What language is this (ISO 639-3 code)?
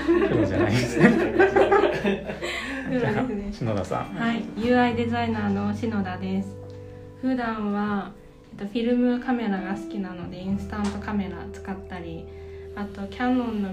jpn